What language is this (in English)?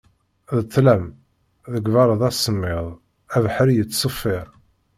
Kabyle